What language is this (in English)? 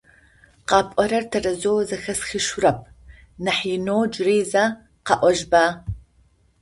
Adyghe